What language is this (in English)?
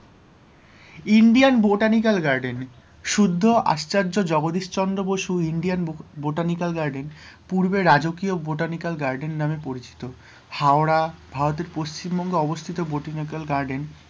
Bangla